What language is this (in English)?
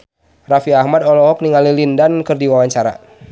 Sundanese